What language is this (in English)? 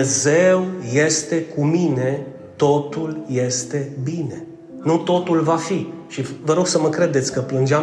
Romanian